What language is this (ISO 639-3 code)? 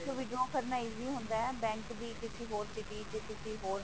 pan